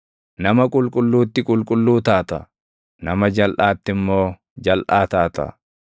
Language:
Oromo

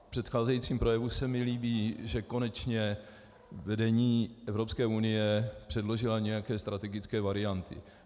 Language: Czech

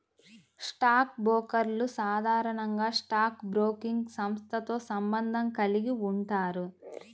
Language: Telugu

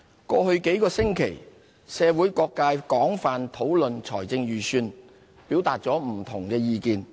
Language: Cantonese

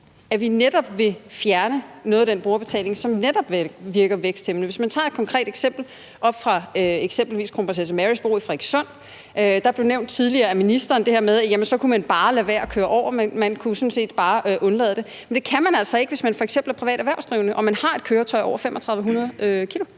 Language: Danish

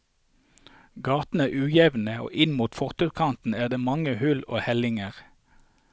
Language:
Norwegian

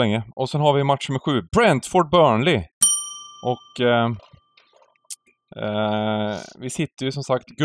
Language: Swedish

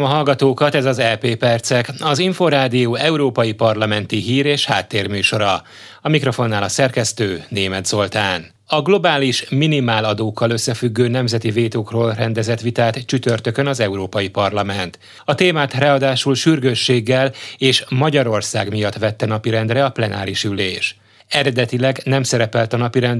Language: Hungarian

